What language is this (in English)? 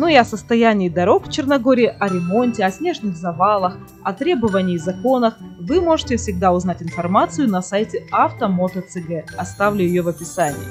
Russian